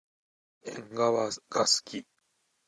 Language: Japanese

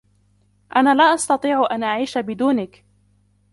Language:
Arabic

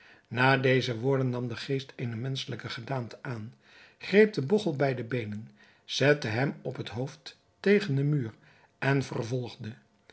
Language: Dutch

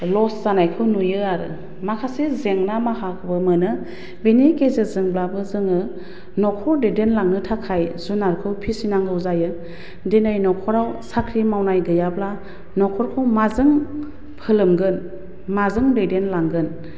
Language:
Bodo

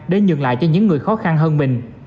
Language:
Vietnamese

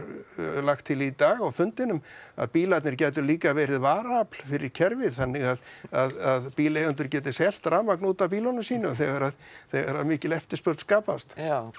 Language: Icelandic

